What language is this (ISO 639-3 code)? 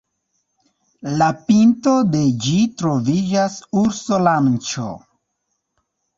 epo